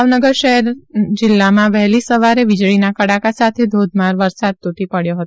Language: Gujarati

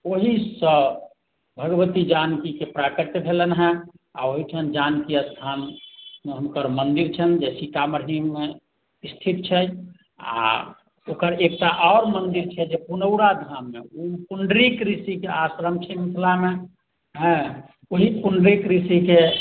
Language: Maithili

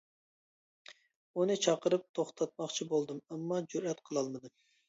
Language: Uyghur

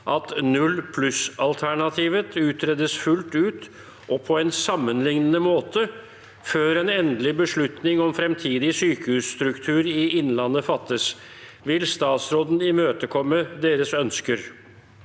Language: Norwegian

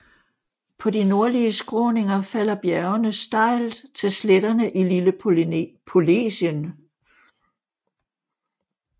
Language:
Danish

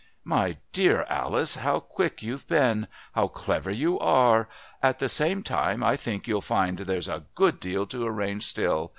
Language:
English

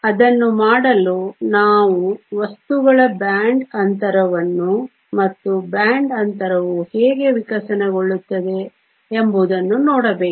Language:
Kannada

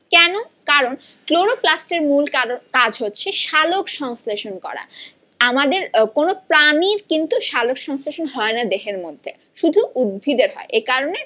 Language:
Bangla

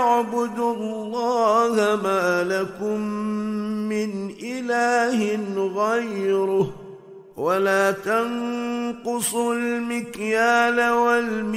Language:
Arabic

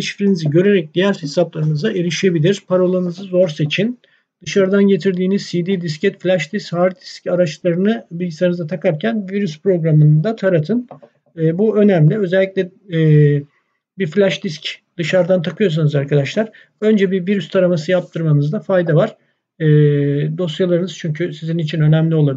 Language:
Turkish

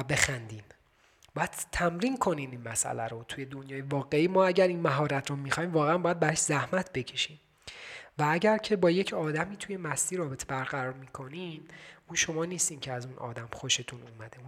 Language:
Persian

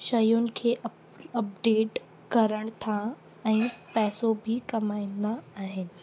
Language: Sindhi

